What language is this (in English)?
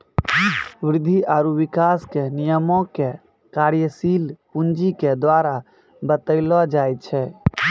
Maithili